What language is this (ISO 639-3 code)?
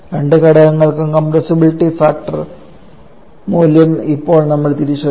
mal